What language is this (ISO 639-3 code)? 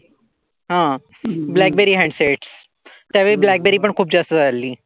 mar